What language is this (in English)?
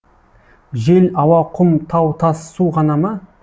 Kazakh